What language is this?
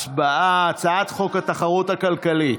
Hebrew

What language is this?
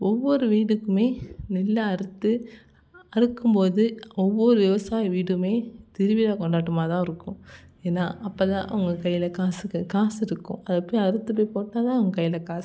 Tamil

